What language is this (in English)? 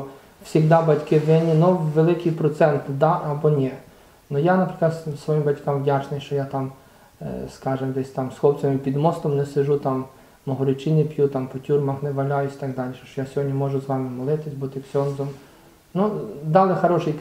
Ukrainian